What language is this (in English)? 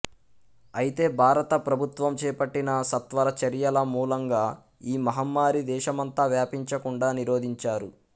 Telugu